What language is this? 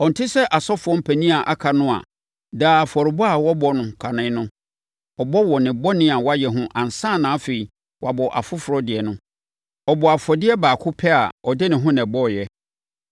Akan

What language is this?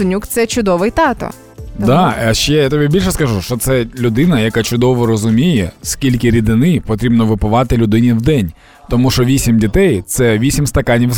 Ukrainian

